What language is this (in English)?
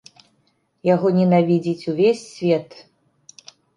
Belarusian